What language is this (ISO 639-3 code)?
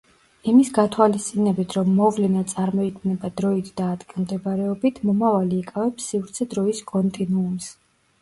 kat